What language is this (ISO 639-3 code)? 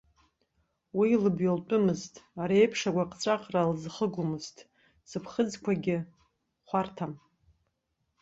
abk